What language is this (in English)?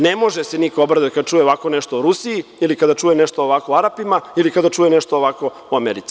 Serbian